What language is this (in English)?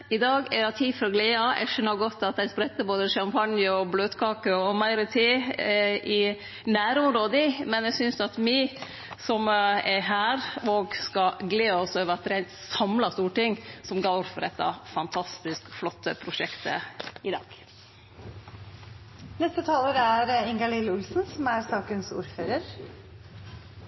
Norwegian